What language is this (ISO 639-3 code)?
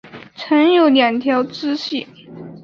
zho